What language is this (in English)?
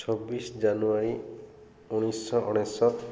Odia